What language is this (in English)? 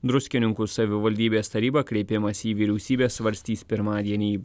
Lithuanian